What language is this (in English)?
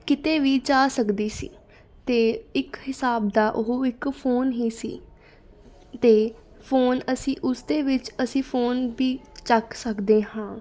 Punjabi